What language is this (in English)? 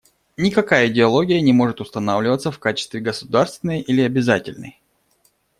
Russian